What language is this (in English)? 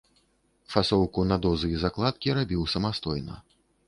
Belarusian